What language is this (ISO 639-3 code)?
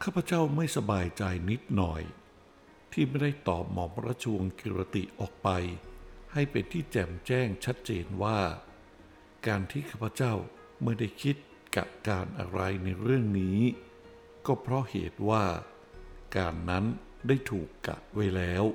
tha